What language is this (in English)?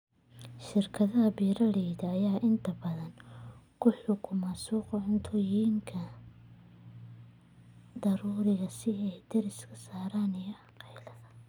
Somali